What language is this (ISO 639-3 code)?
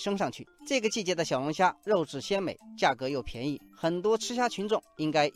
zho